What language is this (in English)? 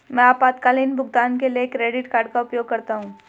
Hindi